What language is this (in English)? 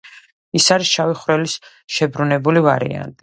Georgian